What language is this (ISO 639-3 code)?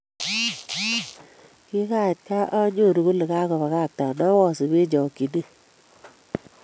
kln